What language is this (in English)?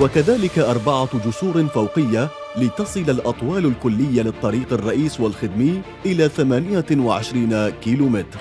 Arabic